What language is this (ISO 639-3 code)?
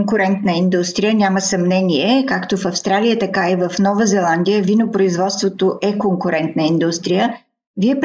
bul